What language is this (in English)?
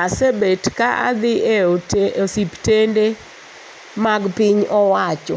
Luo (Kenya and Tanzania)